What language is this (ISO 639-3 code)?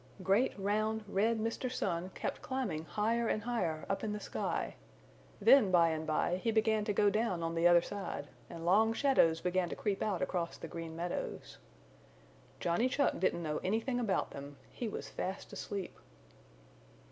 eng